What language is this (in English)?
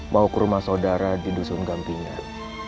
Indonesian